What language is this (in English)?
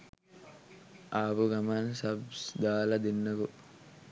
Sinhala